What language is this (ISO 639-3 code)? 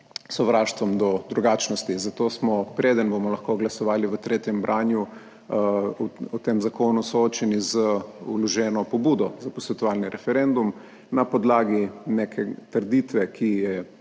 slv